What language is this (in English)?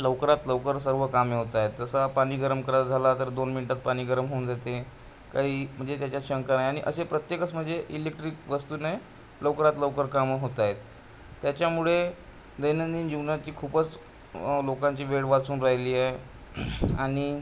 Marathi